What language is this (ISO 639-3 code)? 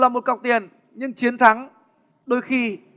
vie